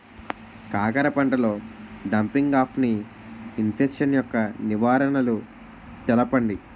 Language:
Telugu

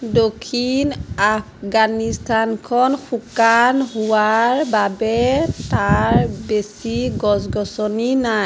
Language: Assamese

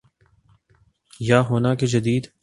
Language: Urdu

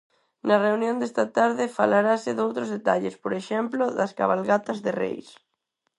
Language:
Galician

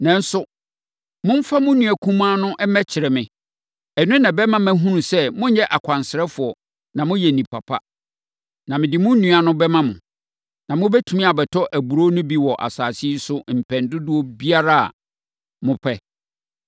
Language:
Akan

